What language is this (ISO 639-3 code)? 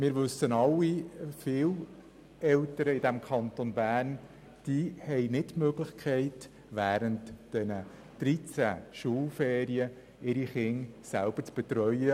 gsw